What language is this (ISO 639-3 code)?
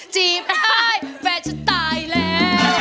tha